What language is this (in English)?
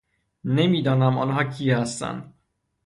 Persian